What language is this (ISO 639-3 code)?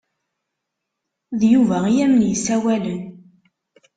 kab